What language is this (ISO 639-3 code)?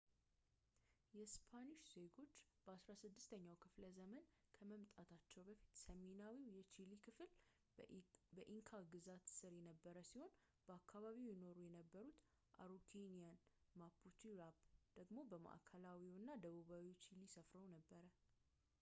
amh